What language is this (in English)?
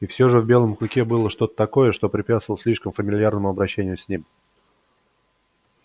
Russian